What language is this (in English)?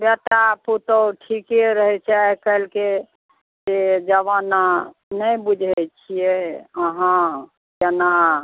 Maithili